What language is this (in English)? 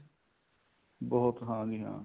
Punjabi